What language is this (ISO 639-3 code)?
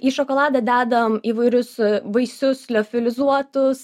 lit